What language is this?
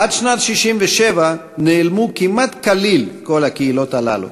Hebrew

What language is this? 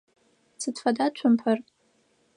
Adyghe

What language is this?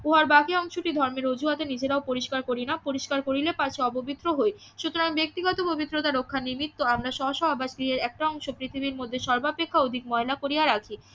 Bangla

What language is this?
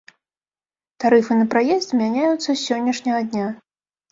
Belarusian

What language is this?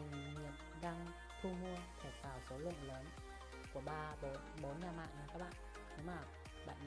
Vietnamese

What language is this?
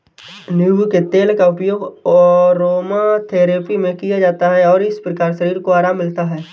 Hindi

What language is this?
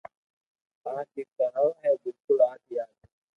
Loarki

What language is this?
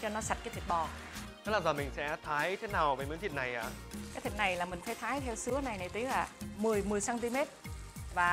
Vietnamese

